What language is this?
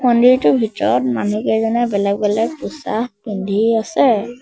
Assamese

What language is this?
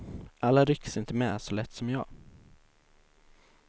Swedish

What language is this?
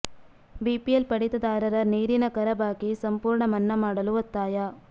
Kannada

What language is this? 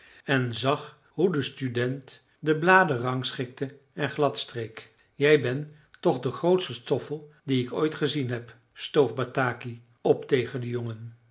Dutch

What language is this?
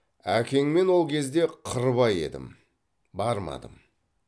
Kazakh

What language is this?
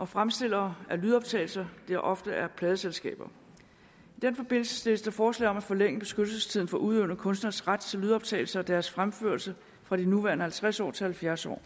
Danish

